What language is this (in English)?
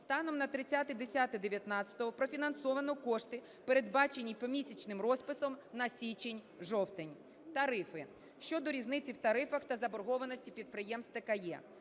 Ukrainian